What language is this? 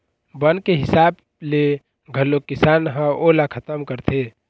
Chhattisgarhi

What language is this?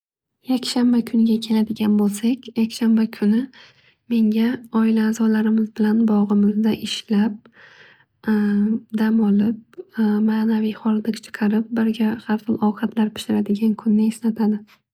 Uzbek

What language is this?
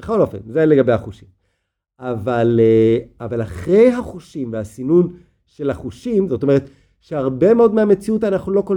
Hebrew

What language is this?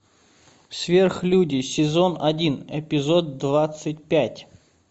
Russian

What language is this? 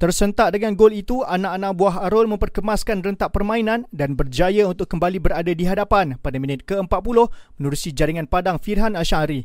Malay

